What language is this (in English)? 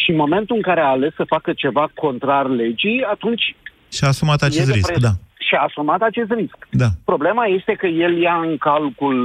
Romanian